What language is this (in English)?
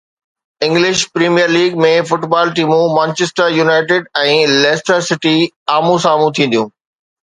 Sindhi